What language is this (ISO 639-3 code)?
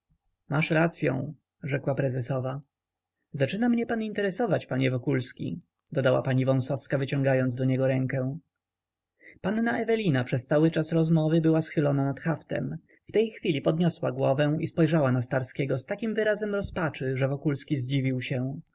pol